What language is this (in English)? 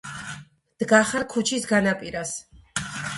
Georgian